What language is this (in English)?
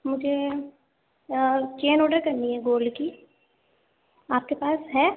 Urdu